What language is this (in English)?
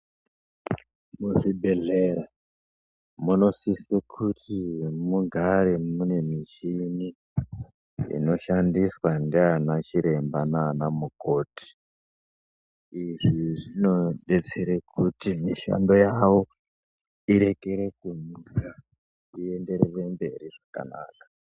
Ndau